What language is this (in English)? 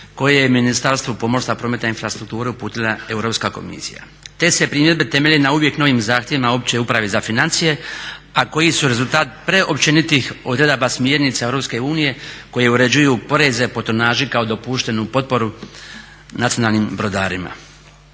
Croatian